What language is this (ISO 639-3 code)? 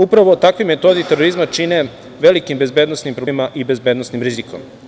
srp